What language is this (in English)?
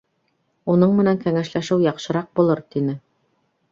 Bashkir